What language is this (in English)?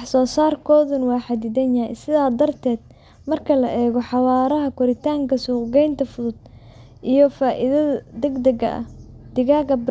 Somali